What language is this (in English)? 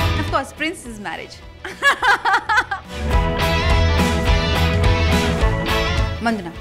Hindi